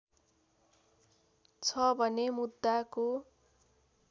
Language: Nepali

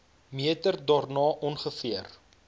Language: Afrikaans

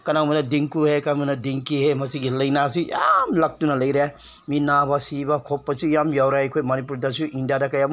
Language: Manipuri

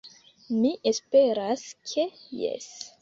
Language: Esperanto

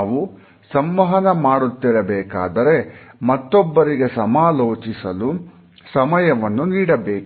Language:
Kannada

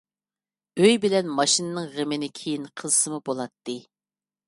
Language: Uyghur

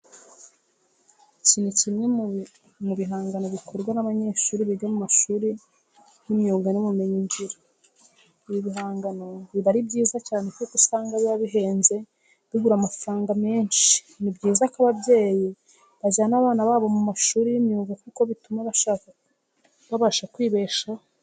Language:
Kinyarwanda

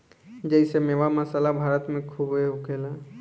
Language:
Bhojpuri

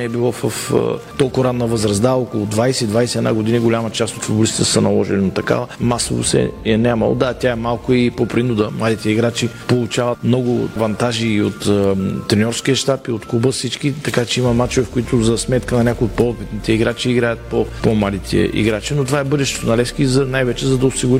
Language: Bulgarian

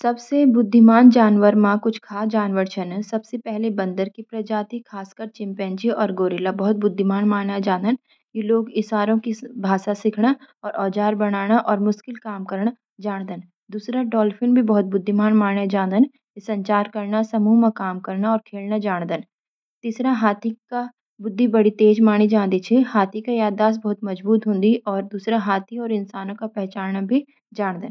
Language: Garhwali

